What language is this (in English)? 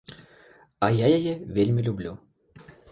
Belarusian